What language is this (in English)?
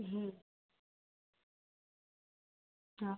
Gujarati